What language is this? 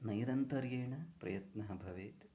Sanskrit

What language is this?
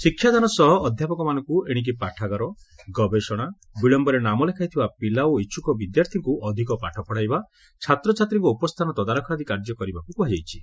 Odia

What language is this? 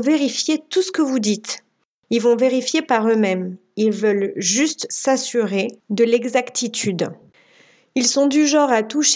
French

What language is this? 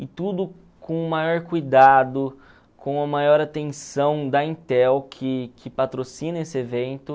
Portuguese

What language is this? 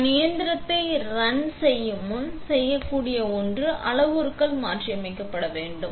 Tamil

